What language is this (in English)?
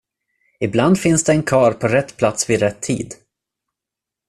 Swedish